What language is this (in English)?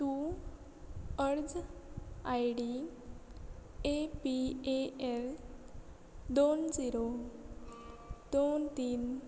Konkani